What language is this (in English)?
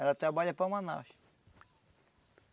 Portuguese